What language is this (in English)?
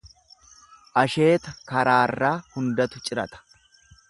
Oromo